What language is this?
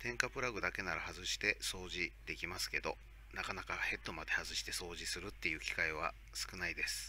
Japanese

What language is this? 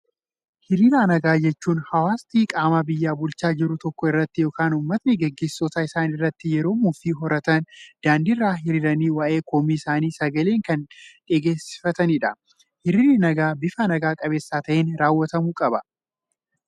Oromo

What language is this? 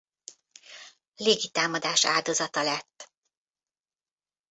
Hungarian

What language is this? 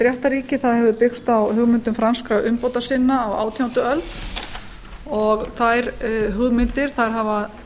Icelandic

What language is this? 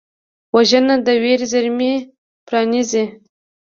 Pashto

